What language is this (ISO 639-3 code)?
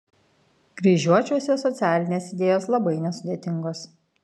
lit